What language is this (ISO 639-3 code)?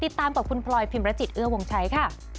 tha